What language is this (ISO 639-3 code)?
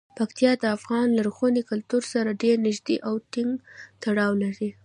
pus